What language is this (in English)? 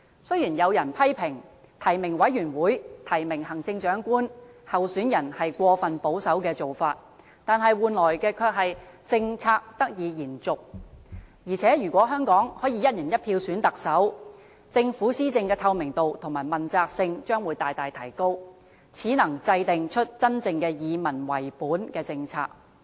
Cantonese